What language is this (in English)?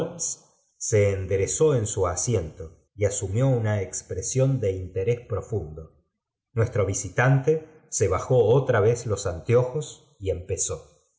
Spanish